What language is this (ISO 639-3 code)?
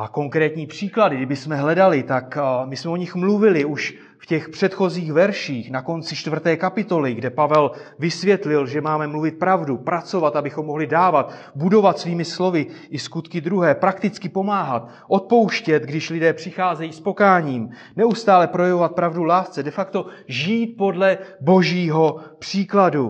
ces